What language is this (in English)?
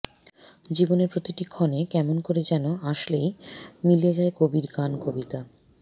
Bangla